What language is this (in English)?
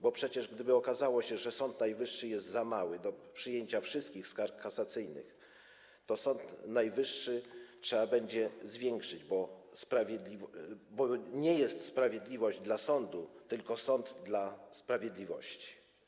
Polish